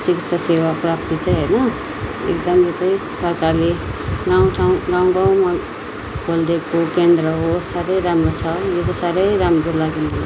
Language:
Nepali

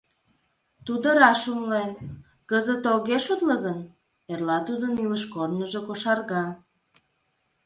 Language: Mari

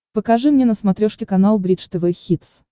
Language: Russian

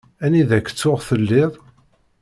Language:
Kabyle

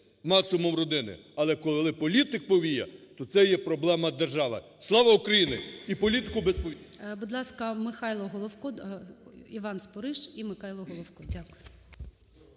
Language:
Ukrainian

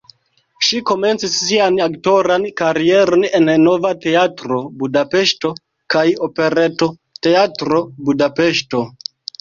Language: Esperanto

